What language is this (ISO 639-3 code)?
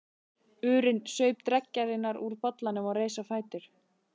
isl